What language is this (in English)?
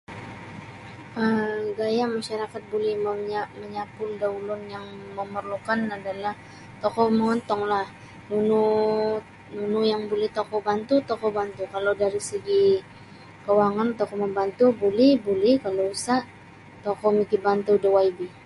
Sabah Bisaya